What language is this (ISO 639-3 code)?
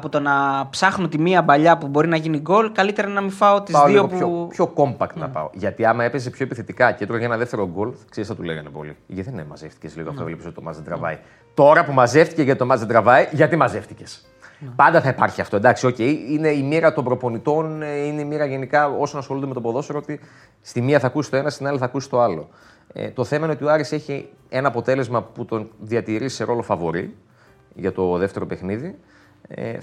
ell